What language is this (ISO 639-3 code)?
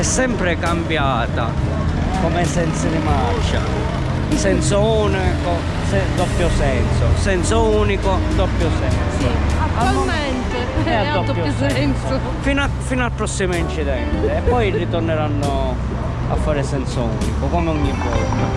ita